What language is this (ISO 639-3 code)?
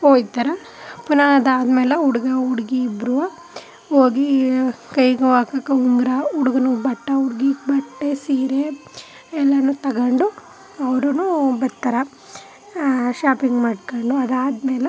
kan